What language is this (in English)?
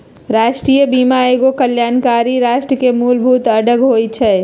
Magahi